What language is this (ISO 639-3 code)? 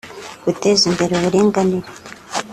kin